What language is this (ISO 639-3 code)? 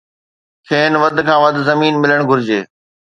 snd